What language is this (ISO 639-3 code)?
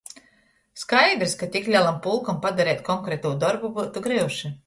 ltg